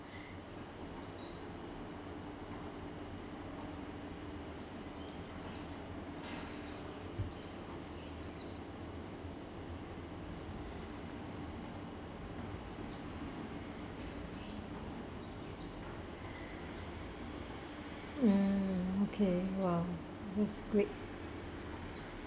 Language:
English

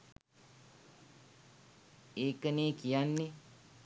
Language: Sinhala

